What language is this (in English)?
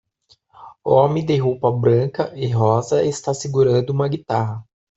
Portuguese